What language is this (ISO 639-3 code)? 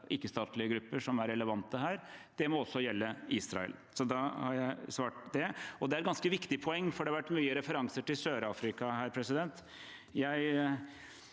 nor